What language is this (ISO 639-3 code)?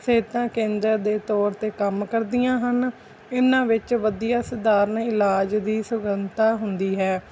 pan